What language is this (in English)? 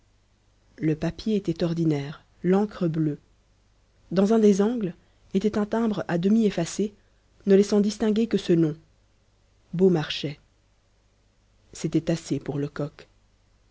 French